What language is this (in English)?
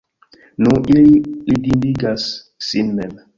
Esperanto